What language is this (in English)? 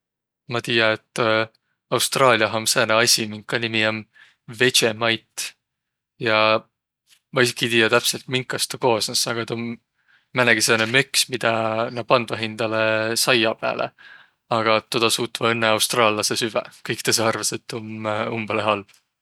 Võro